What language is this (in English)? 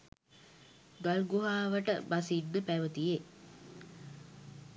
Sinhala